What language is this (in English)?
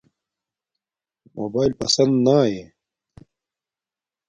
Domaaki